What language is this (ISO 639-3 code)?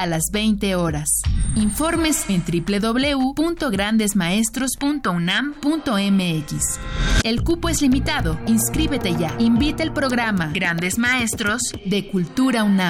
spa